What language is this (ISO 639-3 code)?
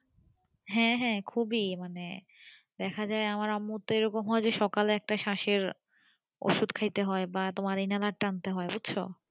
ben